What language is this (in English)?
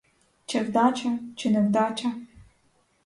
Ukrainian